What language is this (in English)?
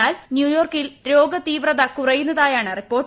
Malayalam